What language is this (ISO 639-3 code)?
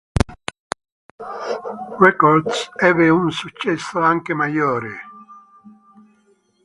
ita